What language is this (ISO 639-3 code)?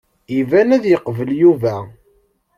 kab